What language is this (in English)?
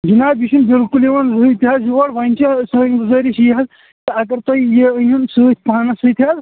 Kashmiri